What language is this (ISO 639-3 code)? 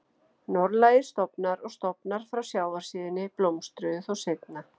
isl